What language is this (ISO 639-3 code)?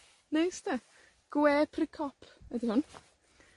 cym